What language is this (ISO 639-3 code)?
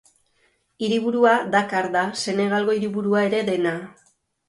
eus